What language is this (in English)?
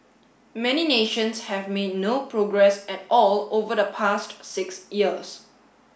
English